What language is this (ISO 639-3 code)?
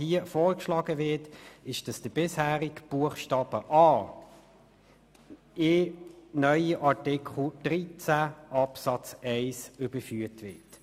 gsw